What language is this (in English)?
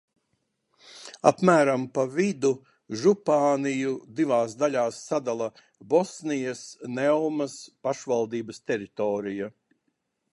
Latvian